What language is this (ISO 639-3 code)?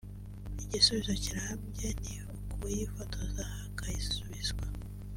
kin